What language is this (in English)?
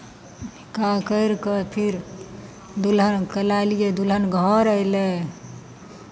Maithili